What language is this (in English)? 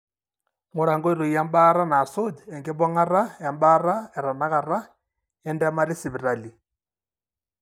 Masai